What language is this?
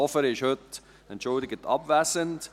Swiss German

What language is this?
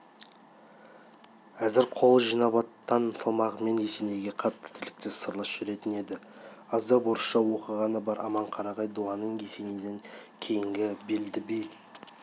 Kazakh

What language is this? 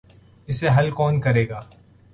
Urdu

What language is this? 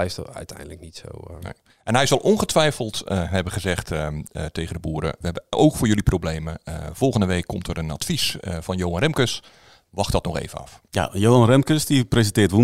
Dutch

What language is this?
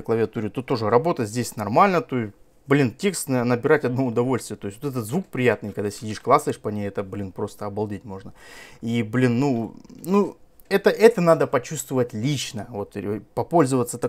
Russian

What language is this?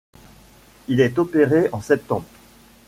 French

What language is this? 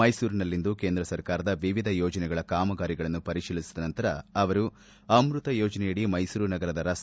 Kannada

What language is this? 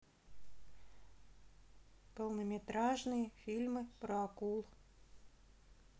Russian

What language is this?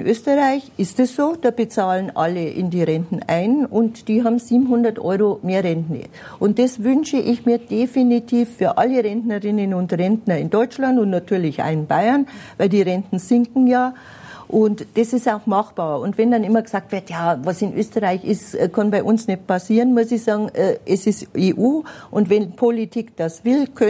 German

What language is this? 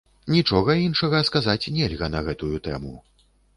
Belarusian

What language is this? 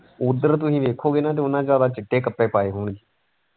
Punjabi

